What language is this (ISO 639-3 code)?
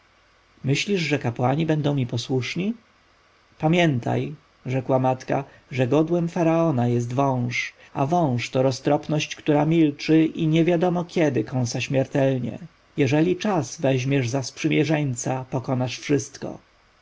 pol